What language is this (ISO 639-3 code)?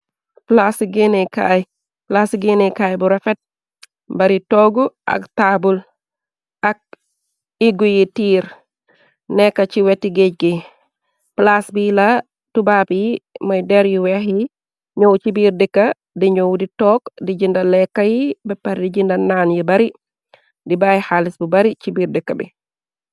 wol